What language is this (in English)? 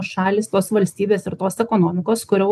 Lithuanian